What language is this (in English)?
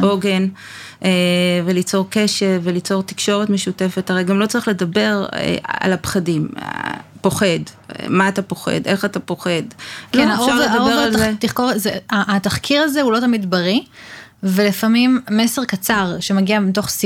Hebrew